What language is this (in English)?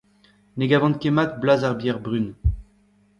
Breton